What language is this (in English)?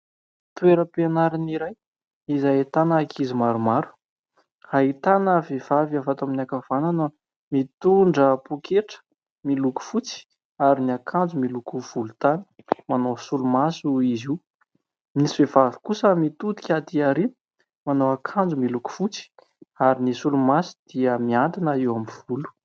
Malagasy